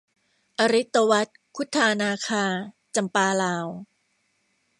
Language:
Thai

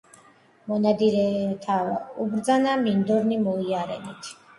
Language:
Georgian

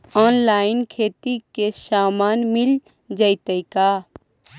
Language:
Magahi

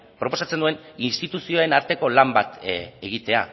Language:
Basque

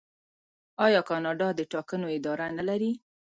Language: Pashto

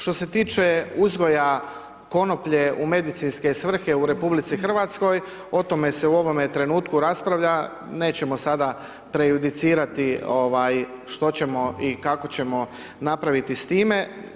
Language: Croatian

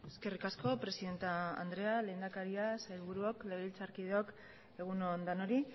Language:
Basque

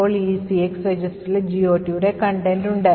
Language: Malayalam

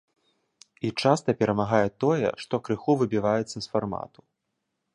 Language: Belarusian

